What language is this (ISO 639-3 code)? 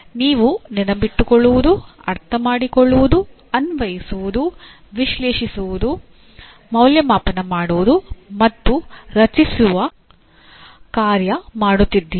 kan